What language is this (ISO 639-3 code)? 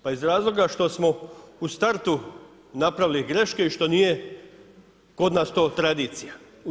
hrv